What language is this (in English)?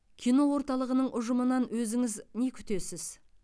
Kazakh